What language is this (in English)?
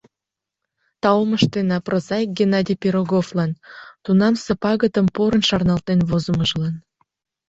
Mari